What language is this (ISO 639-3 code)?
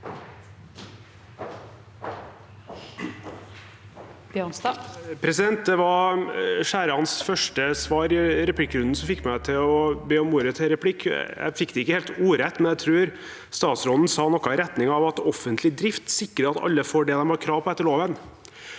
nor